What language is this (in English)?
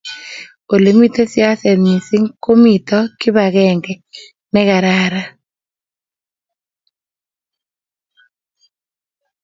Kalenjin